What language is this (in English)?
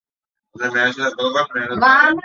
Bangla